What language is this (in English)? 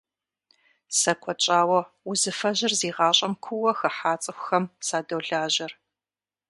Kabardian